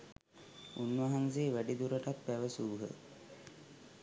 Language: Sinhala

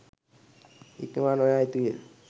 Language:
Sinhala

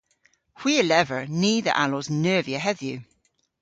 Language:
Cornish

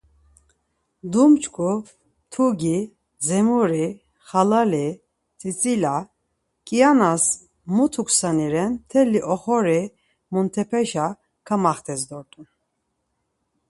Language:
Laz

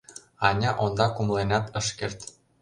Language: Mari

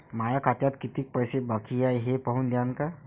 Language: Marathi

